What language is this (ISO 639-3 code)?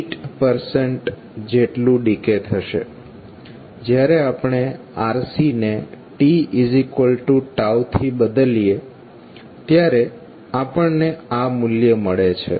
guj